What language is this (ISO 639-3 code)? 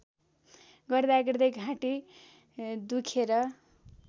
nep